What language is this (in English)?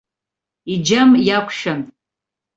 Abkhazian